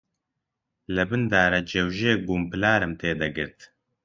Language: Central Kurdish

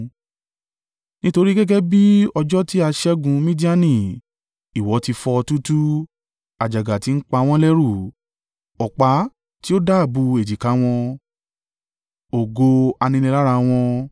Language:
Yoruba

